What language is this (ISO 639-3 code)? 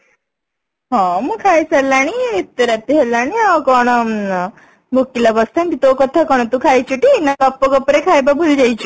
ori